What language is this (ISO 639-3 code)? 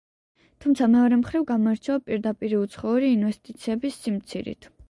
kat